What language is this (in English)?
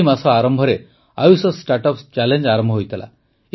Odia